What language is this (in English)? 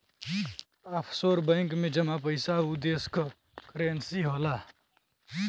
Bhojpuri